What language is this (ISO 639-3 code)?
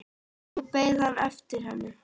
isl